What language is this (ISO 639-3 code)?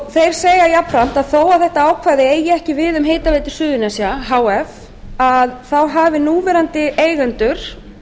isl